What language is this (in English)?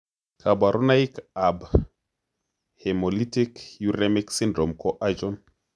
Kalenjin